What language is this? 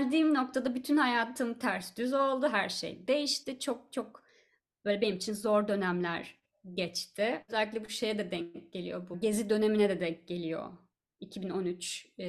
Turkish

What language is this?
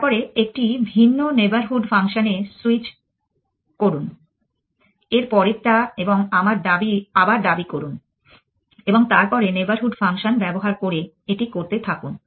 Bangla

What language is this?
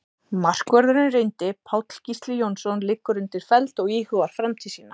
Icelandic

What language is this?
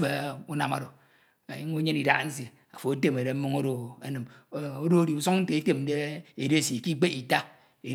Ito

